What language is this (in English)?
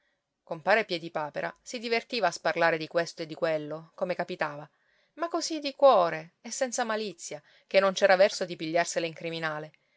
Italian